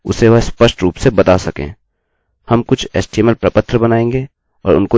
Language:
Hindi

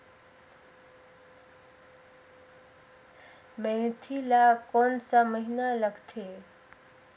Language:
Chhattisgarhi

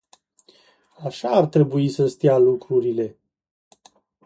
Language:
Romanian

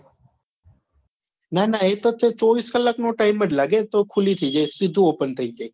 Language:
Gujarati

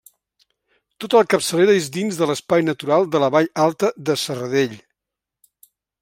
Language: Catalan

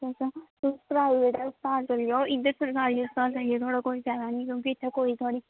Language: Dogri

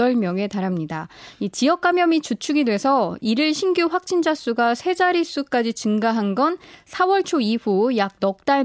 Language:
Korean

